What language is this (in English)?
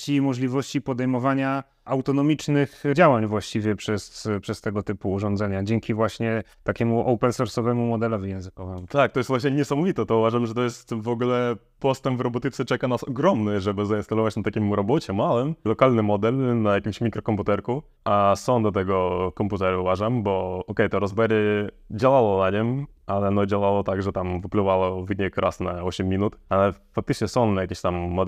Polish